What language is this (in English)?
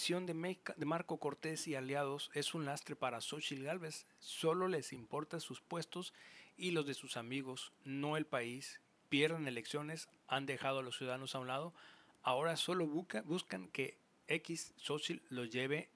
Spanish